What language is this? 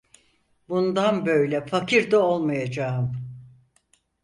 Turkish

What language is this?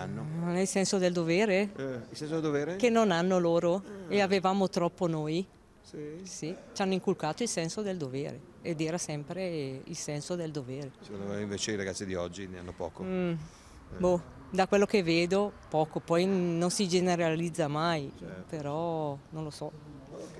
Italian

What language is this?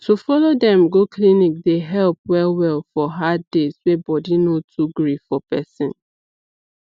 Nigerian Pidgin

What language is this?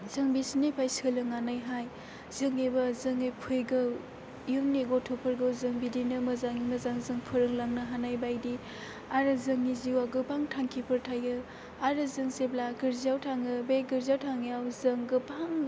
Bodo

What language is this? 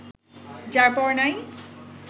Bangla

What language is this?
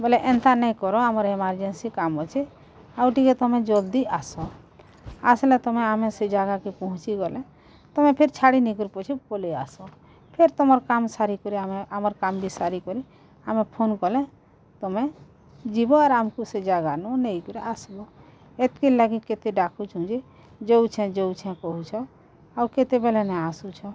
Odia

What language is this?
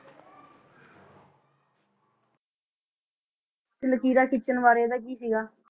Punjabi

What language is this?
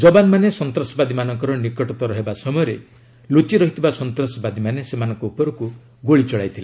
Odia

